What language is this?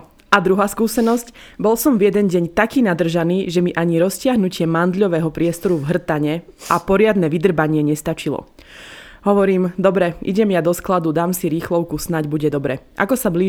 Slovak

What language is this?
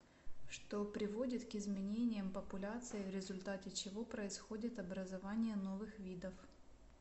Russian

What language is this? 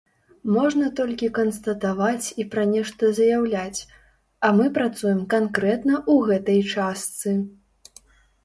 Belarusian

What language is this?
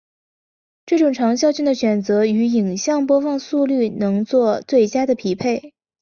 Chinese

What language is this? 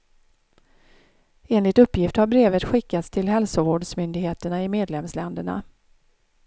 Swedish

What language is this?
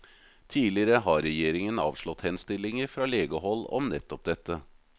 Norwegian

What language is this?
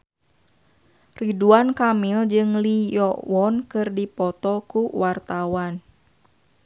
Sundanese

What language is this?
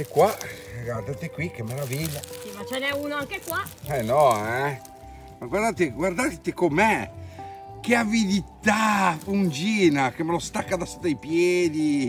Italian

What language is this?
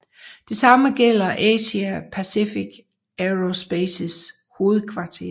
Danish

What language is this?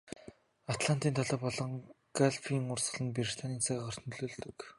Mongolian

